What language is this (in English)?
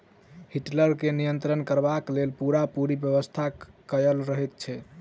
Maithili